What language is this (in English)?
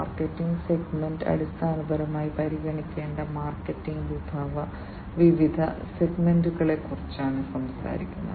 Malayalam